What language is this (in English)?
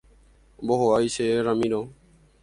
Guarani